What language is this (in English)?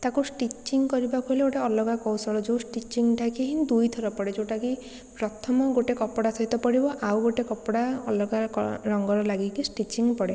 Odia